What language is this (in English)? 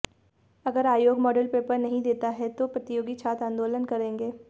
Hindi